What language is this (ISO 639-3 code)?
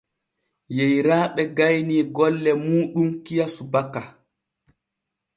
fue